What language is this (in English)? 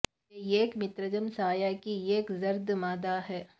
Urdu